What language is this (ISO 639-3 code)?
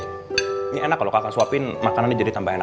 ind